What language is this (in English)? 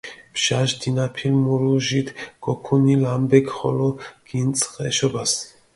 Mingrelian